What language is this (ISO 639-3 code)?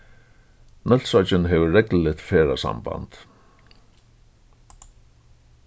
fao